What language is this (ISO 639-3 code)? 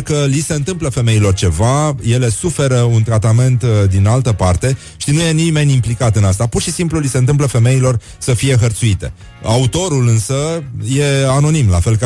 ron